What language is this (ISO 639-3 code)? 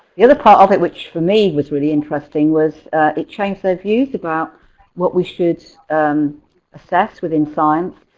eng